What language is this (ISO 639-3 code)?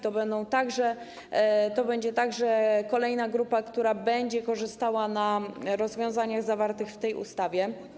pol